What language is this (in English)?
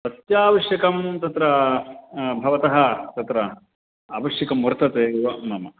Sanskrit